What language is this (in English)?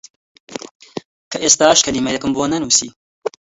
Central Kurdish